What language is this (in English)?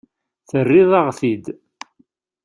Kabyle